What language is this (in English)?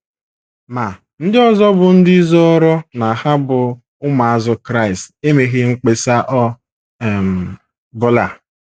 Igbo